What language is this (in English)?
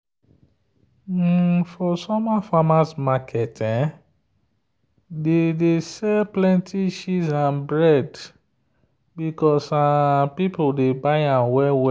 Nigerian Pidgin